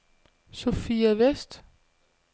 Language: Danish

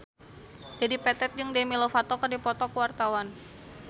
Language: Sundanese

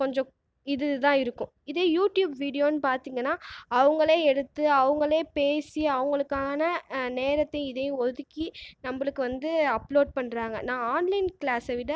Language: Tamil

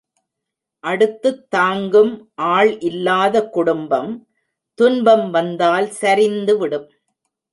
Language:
Tamil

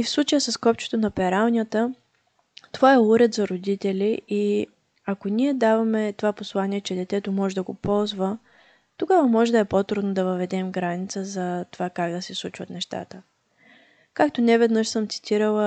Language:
Bulgarian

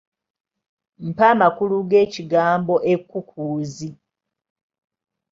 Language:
Ganda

